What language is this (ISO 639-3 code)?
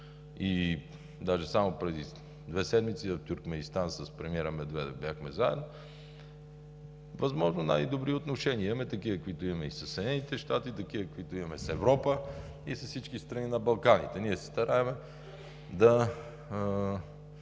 bul